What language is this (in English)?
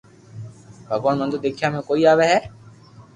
Loarki